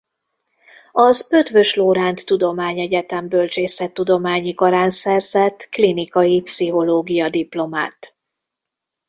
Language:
Hungarian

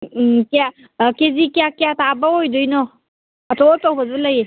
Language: Manipuri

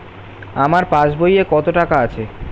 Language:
Bangla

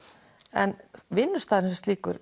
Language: Icelandic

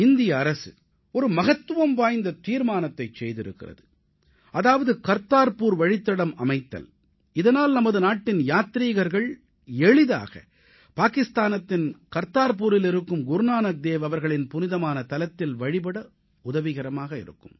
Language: Tamil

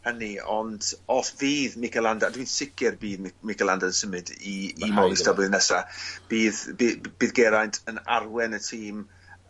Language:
Welsh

